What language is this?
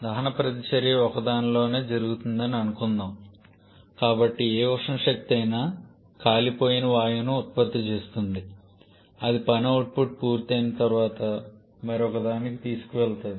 Telugu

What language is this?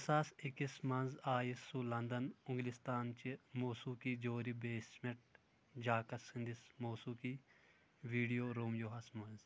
Kashmiri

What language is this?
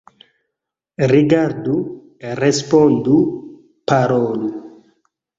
Esperanto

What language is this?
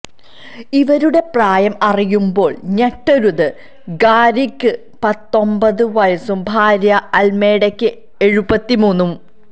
Malayalam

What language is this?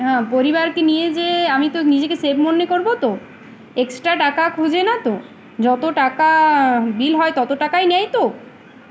Bangla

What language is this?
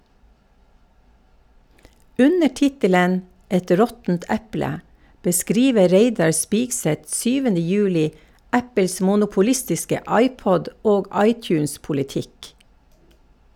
Norwegian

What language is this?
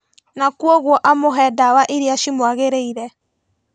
Kikuyu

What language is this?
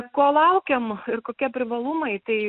Lithuanian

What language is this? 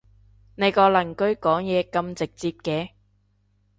Cantonese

